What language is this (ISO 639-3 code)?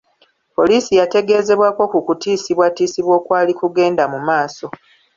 lug